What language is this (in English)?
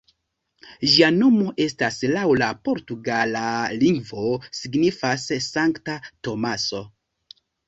Esperanto